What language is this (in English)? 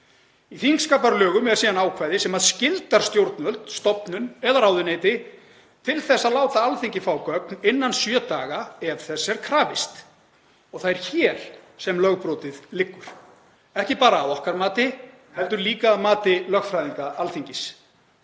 Icelandic